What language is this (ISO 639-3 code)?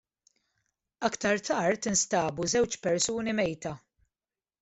mlt